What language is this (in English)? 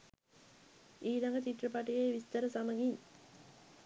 Sinhala